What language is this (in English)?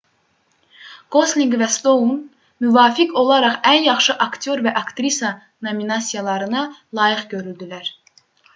Azerbaijani